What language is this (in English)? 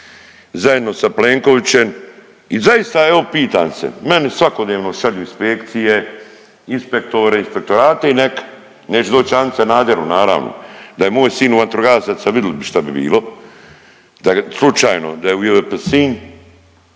Croatian